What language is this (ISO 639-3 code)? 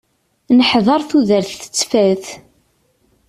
kab